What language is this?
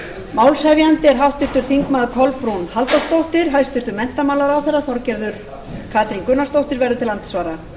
Icelandic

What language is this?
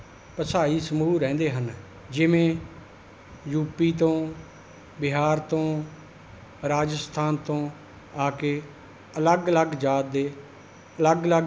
Punjabi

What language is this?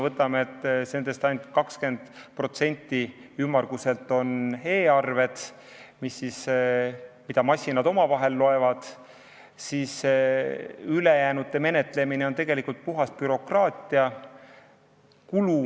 Estonian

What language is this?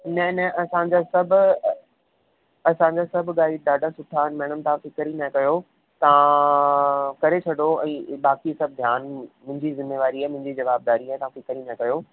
Sindhi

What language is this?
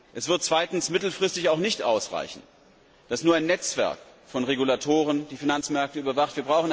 German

